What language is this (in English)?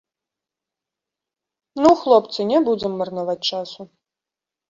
Belarusian